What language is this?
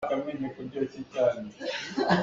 Hakha Chin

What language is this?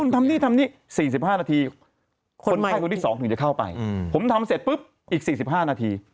Thai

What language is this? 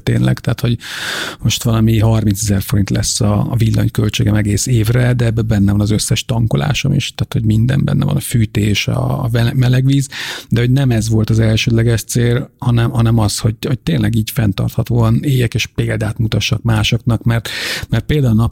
Hungarian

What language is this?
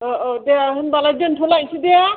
Bodo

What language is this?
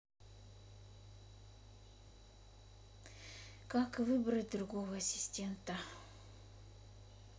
Russian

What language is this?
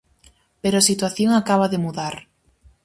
Galician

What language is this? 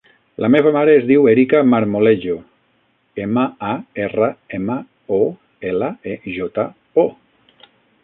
Catalan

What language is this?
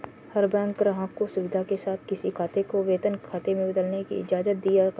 Hindi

